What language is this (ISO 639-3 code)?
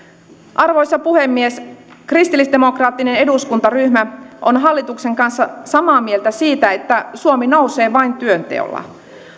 fin